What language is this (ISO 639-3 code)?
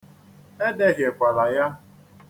ibo